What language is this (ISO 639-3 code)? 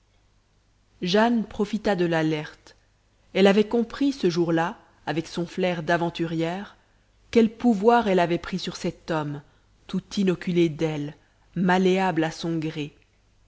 fra